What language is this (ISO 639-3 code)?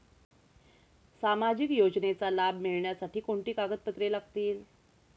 mar